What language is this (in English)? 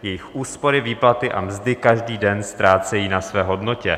Czech